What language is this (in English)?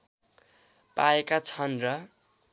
Nepali